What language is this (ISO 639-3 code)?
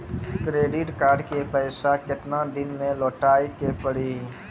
mai